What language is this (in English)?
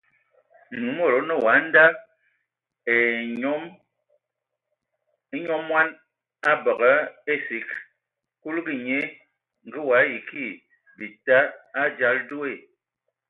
Ewondo